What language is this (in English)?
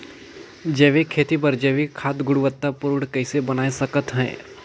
Chhattisgarhi